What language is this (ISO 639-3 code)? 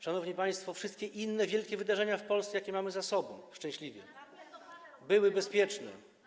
pol